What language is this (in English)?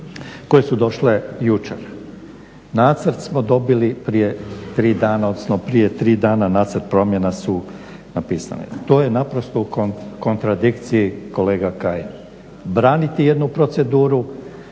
Croatian